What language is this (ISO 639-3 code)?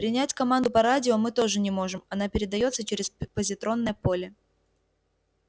rus